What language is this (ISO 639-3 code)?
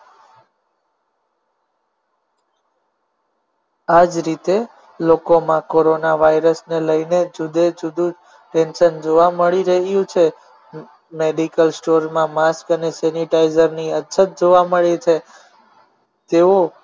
guj